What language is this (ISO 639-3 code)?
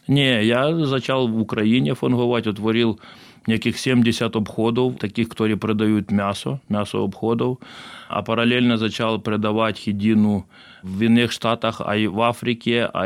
slk